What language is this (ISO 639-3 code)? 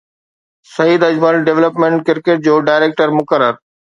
snd